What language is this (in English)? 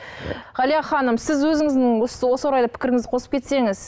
Kazakh